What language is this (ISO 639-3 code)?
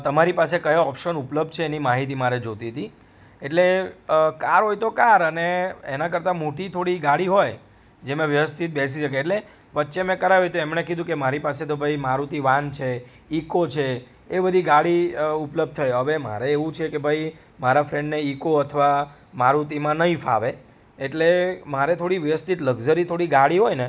guj